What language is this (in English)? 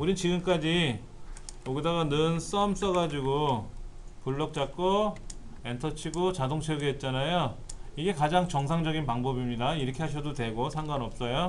Korean